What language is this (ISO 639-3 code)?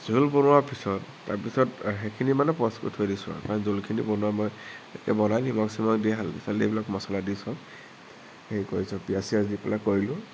asm